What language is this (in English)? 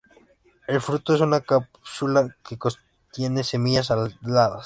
Spanish